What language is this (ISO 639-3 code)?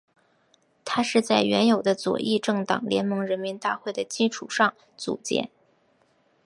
zho